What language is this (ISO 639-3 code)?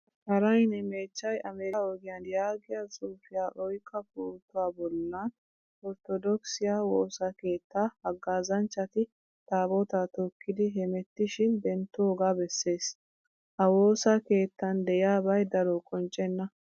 wal